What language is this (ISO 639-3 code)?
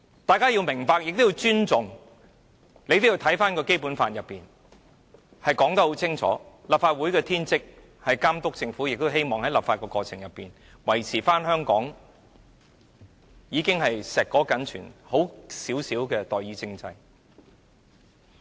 yue